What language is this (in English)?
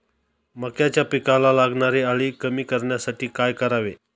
Marathi